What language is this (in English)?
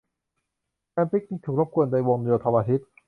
Thai